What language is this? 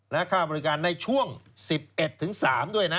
Thai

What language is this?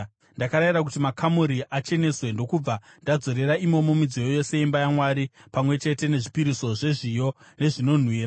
Shona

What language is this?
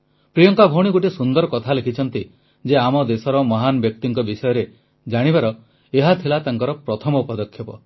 Odia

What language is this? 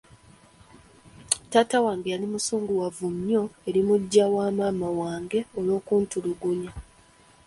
Ganda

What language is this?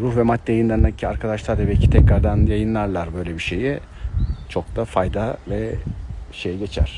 Turkish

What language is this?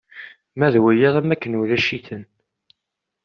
Kabyle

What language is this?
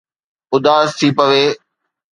Sindhi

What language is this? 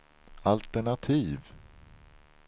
Swedish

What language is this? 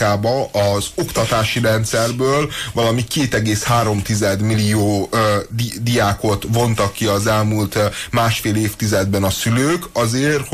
Hungarian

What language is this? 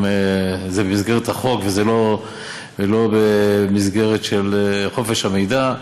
Hebrew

